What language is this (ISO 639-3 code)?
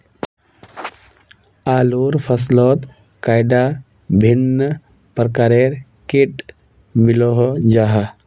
mag